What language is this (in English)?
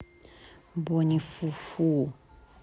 Russian